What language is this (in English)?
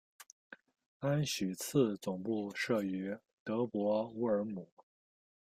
Chinese